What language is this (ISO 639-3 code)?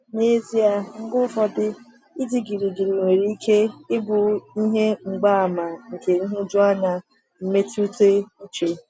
ibo